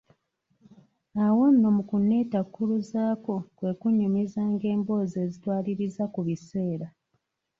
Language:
Ganda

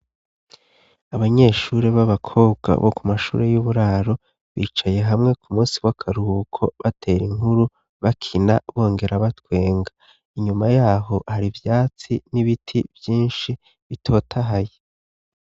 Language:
Rundi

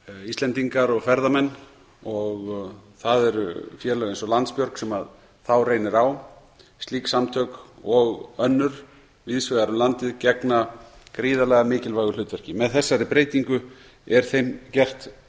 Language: Icelandic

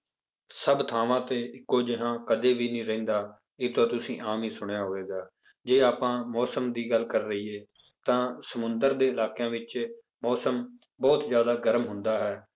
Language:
Punjabi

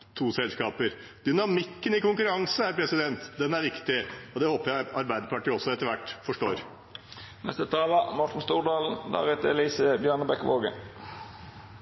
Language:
Norwegian Bokmål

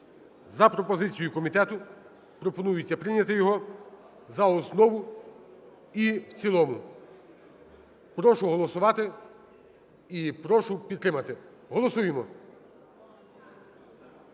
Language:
Ukrainian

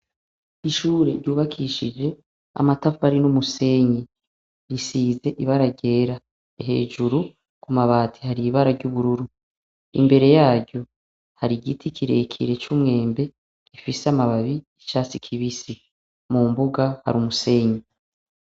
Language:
Rundi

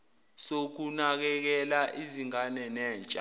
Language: Zulu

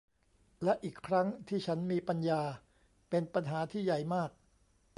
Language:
Thai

